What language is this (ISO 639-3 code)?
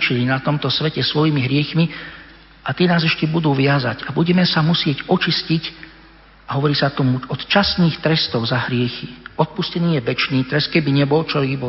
slk